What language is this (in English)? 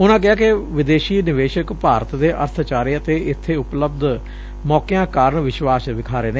Punjabi